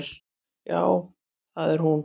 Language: Icelandic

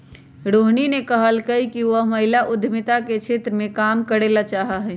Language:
Magahi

